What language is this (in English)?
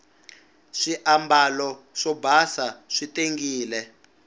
Tsonga